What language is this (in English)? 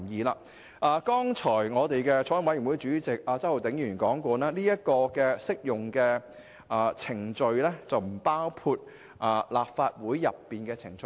Cantonese